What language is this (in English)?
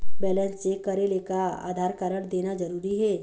Chhattisgarhi